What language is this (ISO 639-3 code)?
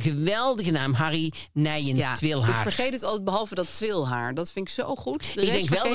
nld